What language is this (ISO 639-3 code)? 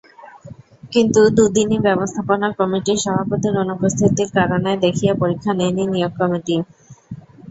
ben